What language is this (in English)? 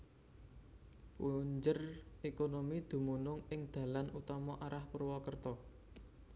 Javanese